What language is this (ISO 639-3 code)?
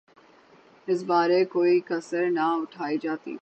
urd